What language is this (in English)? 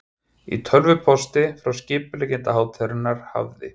Icelandic